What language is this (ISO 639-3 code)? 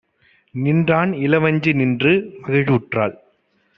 tam